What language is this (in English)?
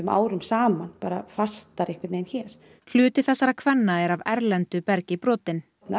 Icelandic